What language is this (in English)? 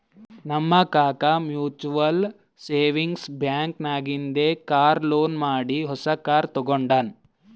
Kannada